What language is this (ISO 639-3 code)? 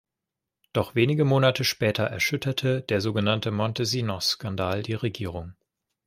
deu